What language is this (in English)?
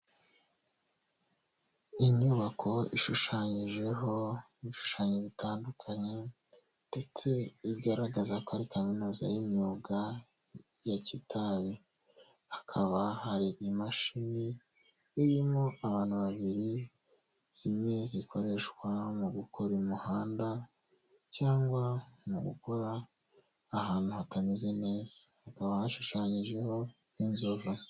Kinyarwanda